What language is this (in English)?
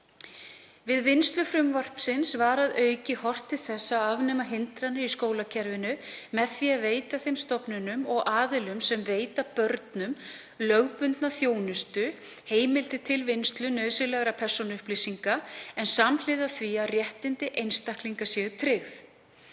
Icelandic